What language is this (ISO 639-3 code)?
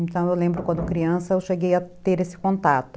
por